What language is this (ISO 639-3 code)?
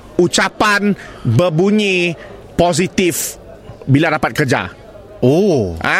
msa